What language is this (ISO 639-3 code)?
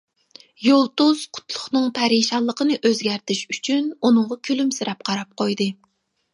uig